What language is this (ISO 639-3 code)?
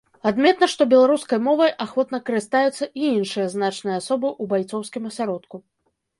bel